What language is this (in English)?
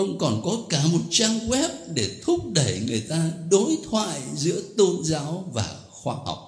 Vietnamese